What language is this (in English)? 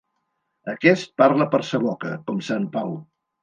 Catalan